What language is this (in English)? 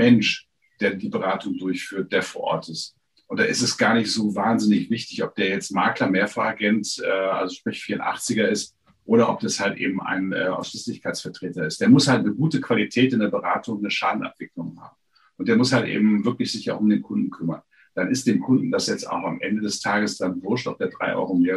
German